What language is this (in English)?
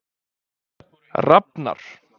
Icelandic